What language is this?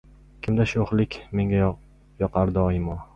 Uzbek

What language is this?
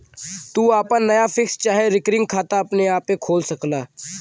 Bhojpuri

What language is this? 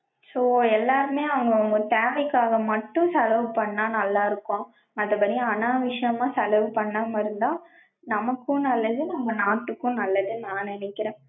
Tamil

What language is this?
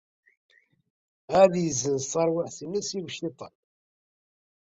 Kabyle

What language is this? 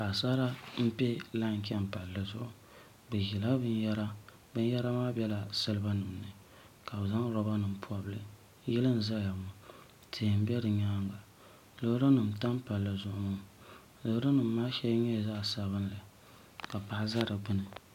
Dagbani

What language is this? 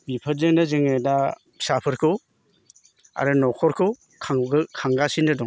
Bodo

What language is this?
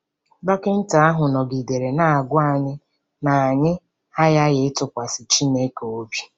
Igbo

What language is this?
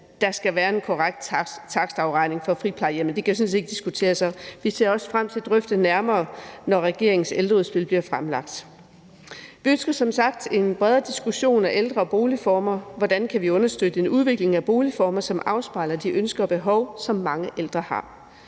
Danish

